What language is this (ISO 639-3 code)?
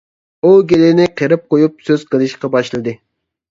uig